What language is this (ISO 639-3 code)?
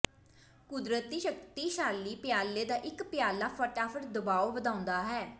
pan